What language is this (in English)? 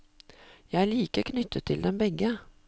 Norwegian